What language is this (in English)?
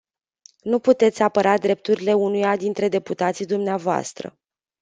Romanian